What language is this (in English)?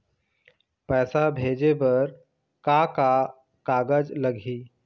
Chhattisgarhi